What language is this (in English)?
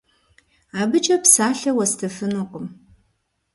Kabardian